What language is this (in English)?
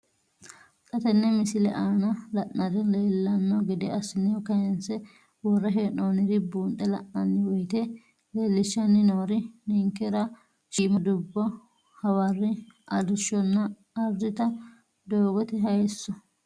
Sidamo